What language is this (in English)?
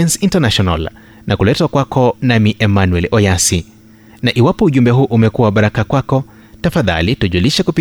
Swahili